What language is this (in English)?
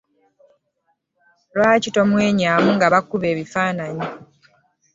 Ganda